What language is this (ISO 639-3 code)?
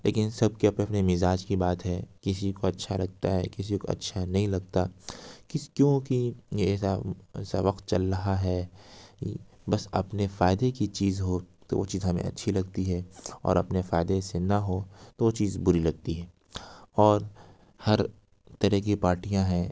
urd